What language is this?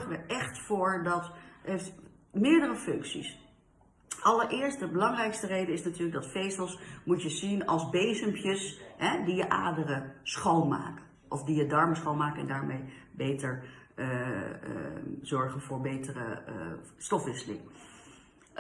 Dutch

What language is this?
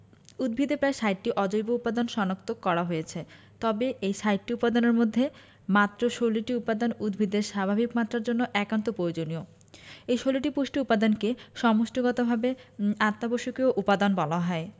Bangla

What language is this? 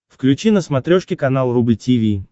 Russian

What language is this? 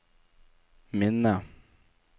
Norwegian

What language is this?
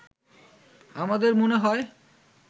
Bangla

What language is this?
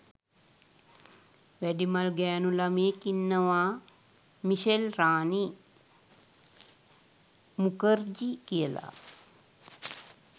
Sinhala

